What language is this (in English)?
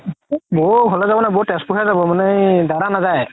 Assamese